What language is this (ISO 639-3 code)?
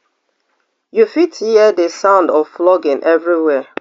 pcm